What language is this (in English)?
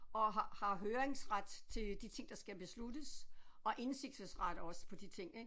Danish